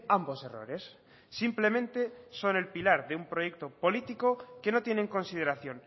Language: Spanish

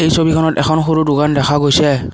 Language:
Assamese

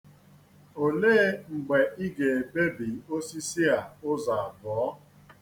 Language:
Igbo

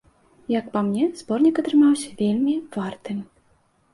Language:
Belarusian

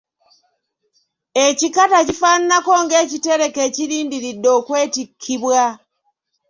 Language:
Ganda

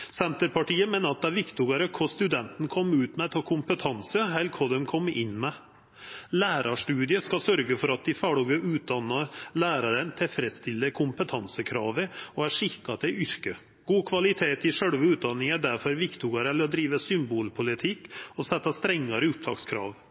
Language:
Norwegian Nynorsk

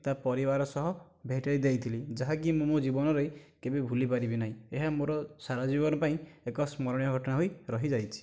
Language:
Odia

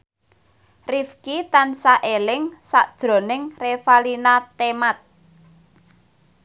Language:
Javanese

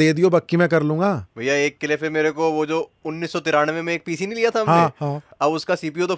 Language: Hindi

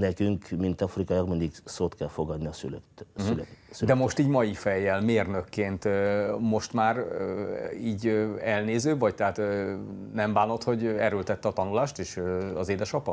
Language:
Hungarian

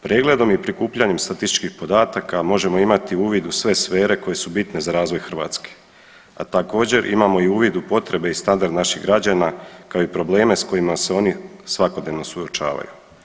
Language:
Croatian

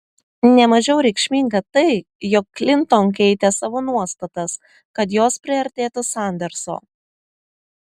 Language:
Lithuanian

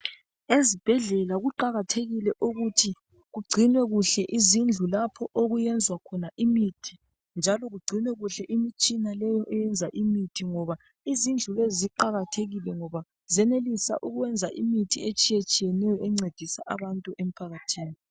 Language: North Ndebele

